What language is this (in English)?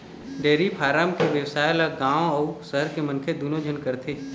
Chhattisgarhi